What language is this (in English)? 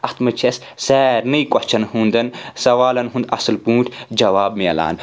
Kashmiri